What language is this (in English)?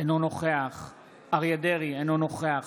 Hebrew